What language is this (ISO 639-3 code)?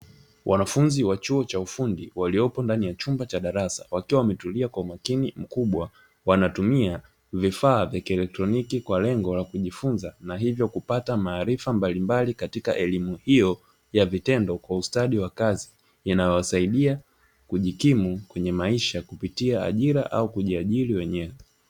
swa